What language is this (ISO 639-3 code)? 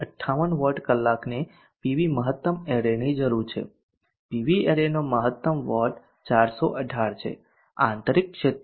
guj